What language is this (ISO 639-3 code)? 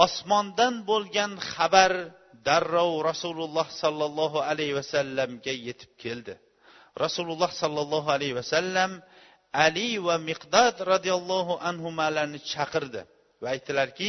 bul